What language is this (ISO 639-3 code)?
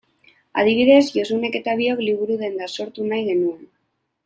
eus